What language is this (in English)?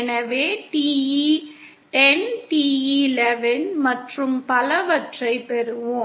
Tamil